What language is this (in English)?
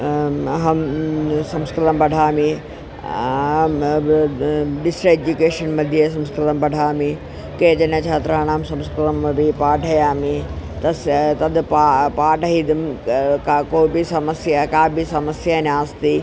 Sanskrit